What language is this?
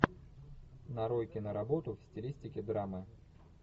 Russian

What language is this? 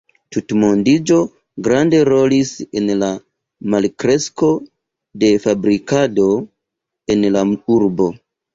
Esperanto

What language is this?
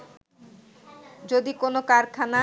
Bangla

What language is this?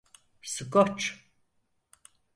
Turkish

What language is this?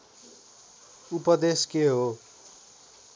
Nepali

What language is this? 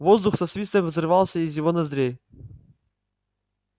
Russian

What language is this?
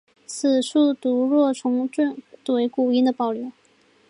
Chinese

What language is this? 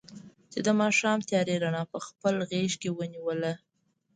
Pashto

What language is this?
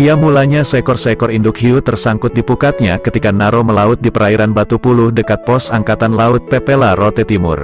Indonesian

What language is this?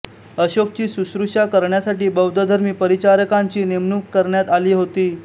Marathi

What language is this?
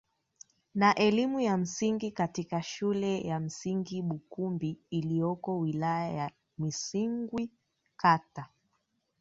Swahili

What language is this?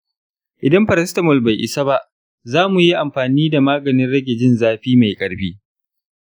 Hausa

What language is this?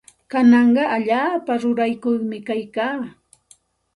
Santa Ana de Tusi Pasco Quechua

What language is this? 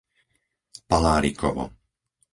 Slovak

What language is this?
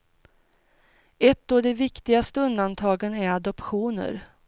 Swedish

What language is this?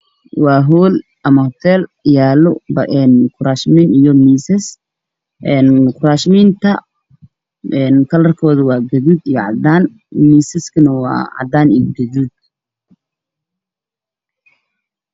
Somali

